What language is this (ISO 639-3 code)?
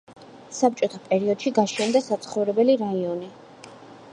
kat